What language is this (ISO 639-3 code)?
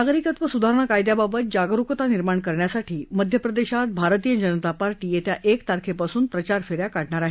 mar